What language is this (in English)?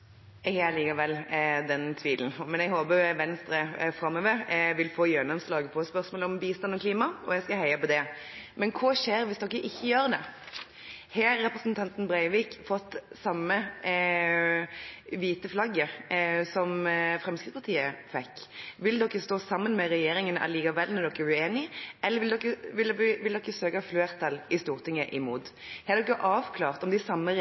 Norwegian